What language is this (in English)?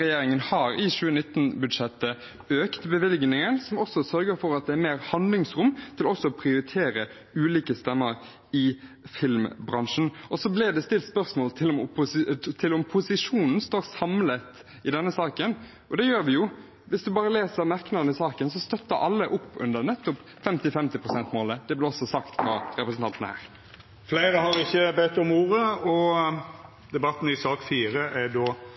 Norwegian